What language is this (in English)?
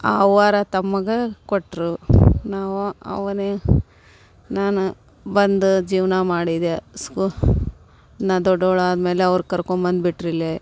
Kannada